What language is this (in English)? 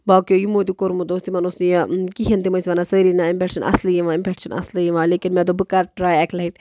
Kashmiri